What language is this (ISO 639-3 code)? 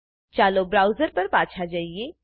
guj